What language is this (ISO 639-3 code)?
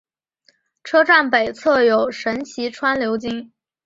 zho